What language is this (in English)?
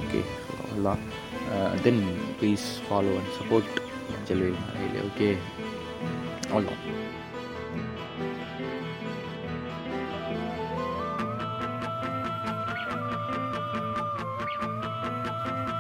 Tamil